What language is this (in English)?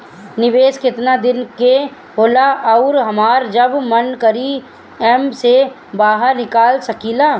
Bhojpuri